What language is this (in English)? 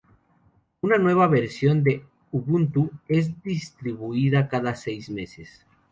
Spanish